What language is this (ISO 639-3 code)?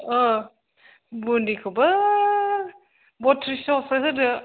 brx